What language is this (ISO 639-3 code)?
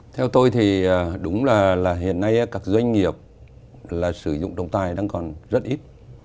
vie